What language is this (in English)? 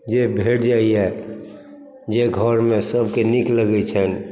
Maithili